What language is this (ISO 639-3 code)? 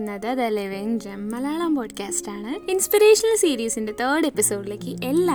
mal